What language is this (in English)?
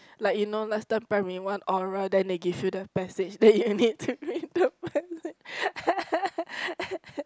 English